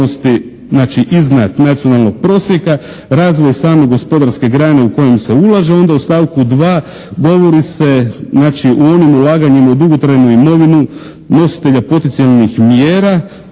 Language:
Croatian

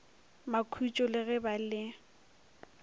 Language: Northern Sotho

